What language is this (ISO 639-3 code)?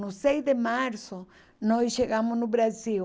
por